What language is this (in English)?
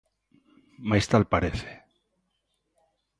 Galician